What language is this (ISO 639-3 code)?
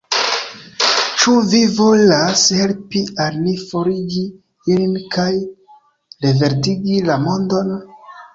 epo